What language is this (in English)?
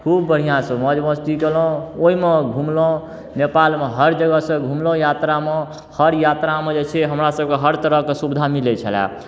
Maithili